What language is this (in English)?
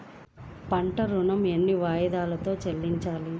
Telugu